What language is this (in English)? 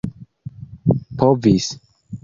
Esperanto